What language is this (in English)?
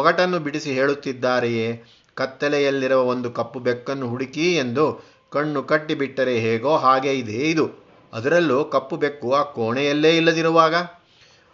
Kannada